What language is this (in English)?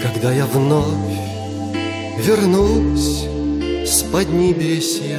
Russian